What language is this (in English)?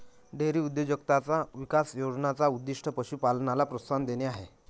Marathi